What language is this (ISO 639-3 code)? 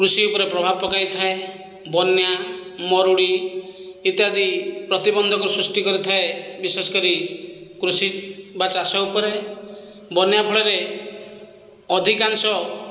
ori